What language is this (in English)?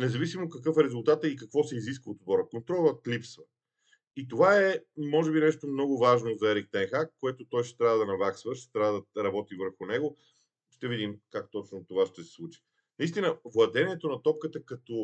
Bulgarian